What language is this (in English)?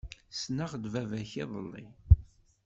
Kabyle